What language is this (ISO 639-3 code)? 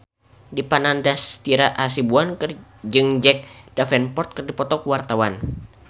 sun